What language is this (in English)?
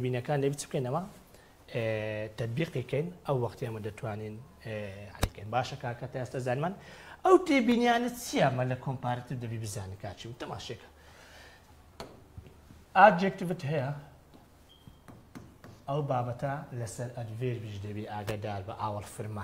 Arabic